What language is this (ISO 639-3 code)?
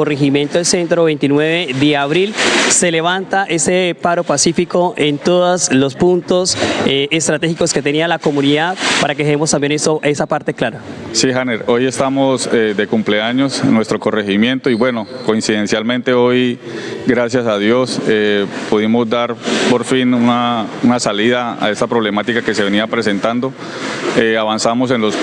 spa